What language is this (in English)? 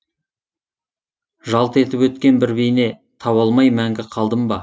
Kazakh